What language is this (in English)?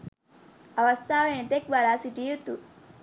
Sinhala